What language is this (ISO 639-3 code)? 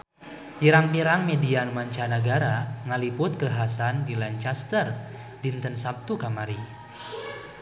sun